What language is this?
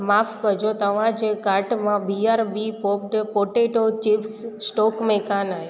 Sindhi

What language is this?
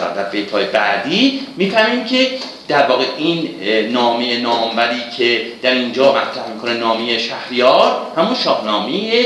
Persian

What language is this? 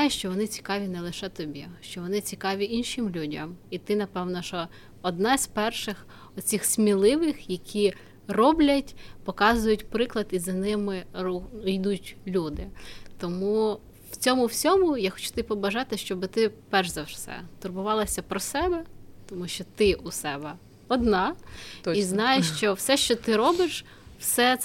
Ukrainian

